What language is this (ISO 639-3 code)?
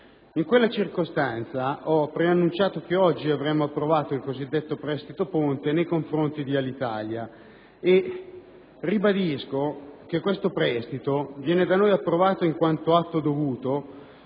ita